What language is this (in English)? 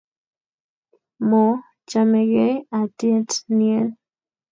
Kalenjin